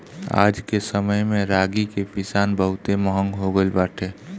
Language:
Bhojpuri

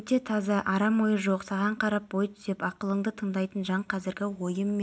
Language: Kazakh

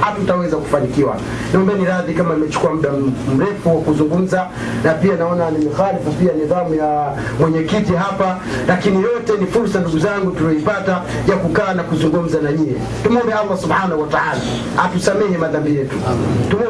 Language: Swahili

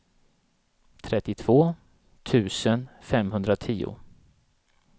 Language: Swedish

